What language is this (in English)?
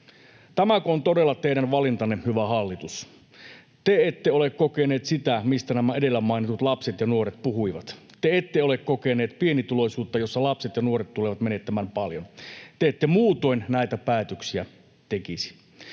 Finnish